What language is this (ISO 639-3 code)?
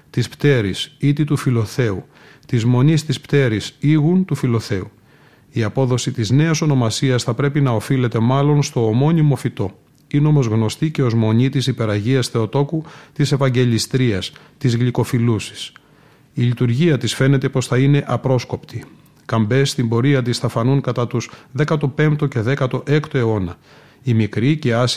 ell